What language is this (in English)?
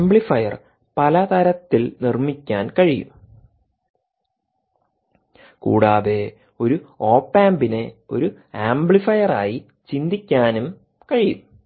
Malayalam